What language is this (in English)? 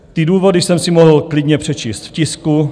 Czech